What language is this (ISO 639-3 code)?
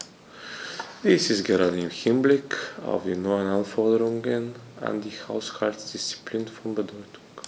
deu